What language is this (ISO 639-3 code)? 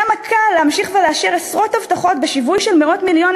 heb